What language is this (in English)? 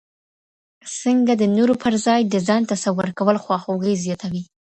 Pashto